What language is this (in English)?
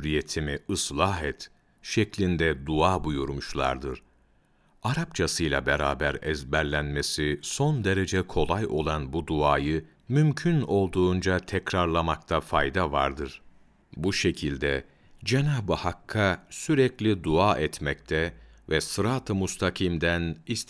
Turkish